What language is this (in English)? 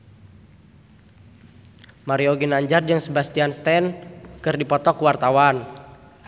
Sundanese